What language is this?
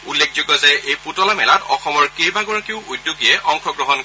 Assamese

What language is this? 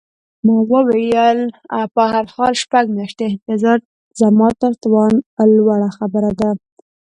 Pashto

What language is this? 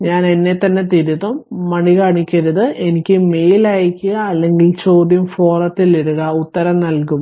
Malayalam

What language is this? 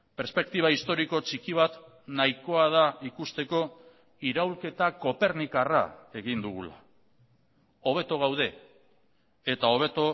Basque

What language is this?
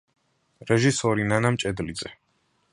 Georgian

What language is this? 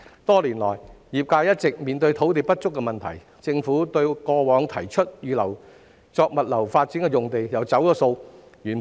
Cantonese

